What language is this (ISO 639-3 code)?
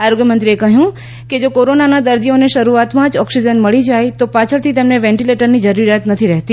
guj